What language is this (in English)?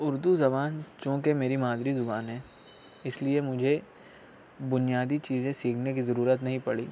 Urdu